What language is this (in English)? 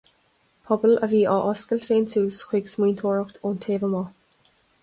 Irish